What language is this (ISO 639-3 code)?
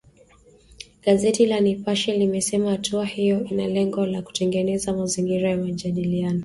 swa